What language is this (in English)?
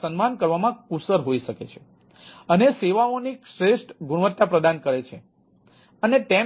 Gujarati